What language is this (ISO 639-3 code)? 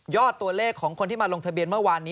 tha